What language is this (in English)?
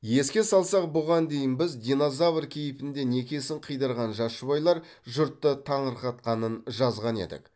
Kazakh